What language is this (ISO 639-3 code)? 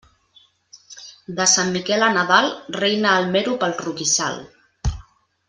cat